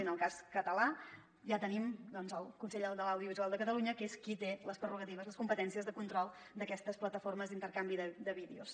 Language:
Catalan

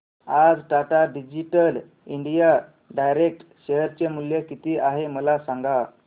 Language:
Marathi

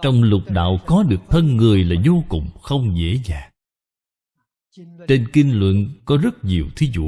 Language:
Vietnamese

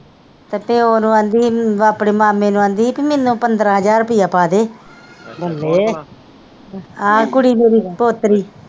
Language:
Punjabi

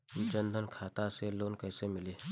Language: Bhojpuri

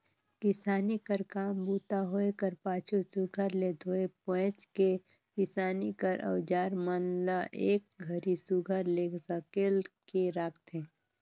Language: Chhattisgarhi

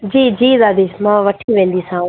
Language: Sindhi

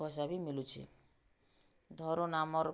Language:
Odia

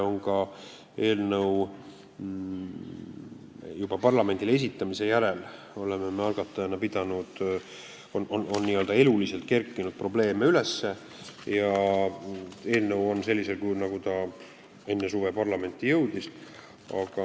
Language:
Estonian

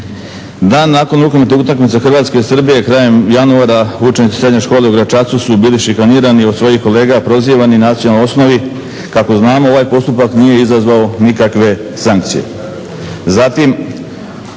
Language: Croatian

